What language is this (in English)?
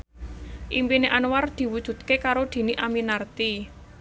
Javanese